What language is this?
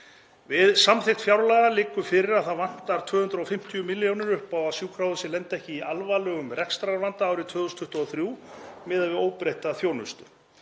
Icelandic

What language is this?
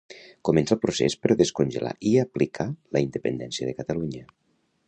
Catalan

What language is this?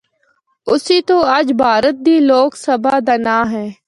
Northern Hindko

